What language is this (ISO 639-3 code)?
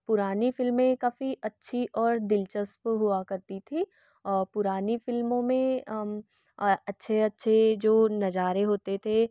hin